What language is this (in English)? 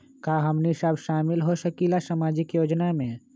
Magahi